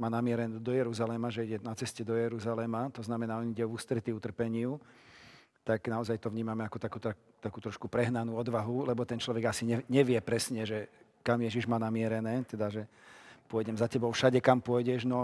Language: Slovak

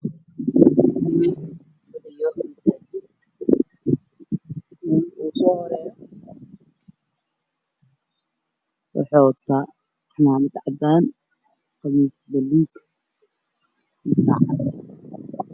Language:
Somali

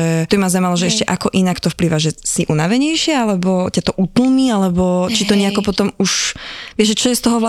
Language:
Slovak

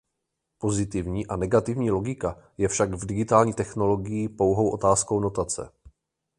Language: Czech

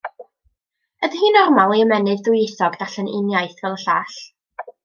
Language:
Welsh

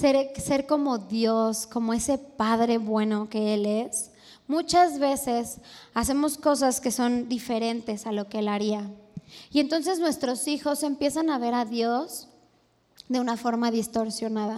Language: Spanish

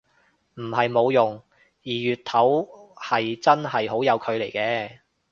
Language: Cantonese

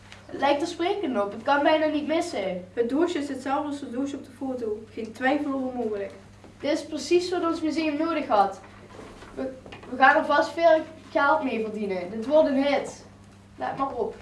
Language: Dutch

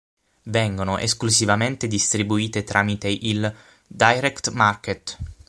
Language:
Italian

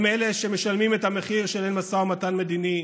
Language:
Hebrew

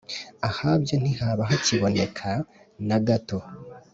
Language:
Kinyarwanda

